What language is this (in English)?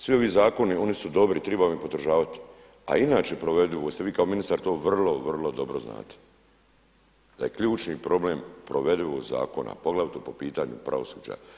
Croatian